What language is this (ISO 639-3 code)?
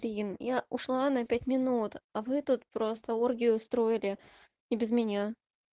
rus